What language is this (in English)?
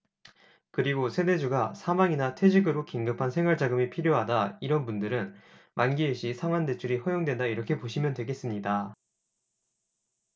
Korean